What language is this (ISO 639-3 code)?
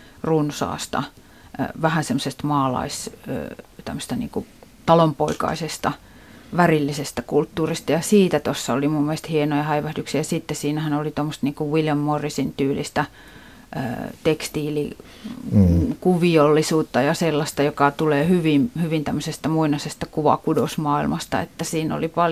fin